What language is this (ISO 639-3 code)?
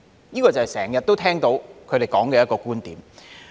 yue